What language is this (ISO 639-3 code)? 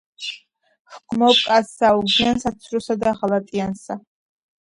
kat